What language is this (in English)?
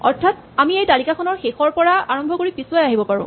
Assamese